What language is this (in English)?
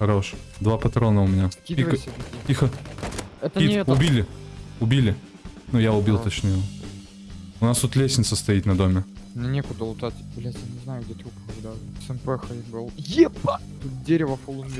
Russian